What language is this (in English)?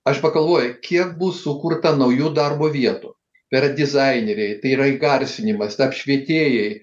Lithuanian